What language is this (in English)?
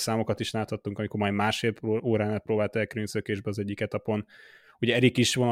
Hungarian